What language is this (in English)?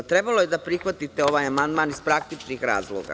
Serbian